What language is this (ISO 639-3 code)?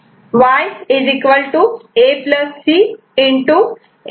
mar